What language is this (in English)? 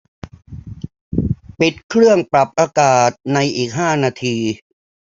Thai